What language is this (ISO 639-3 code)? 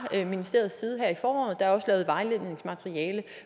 dan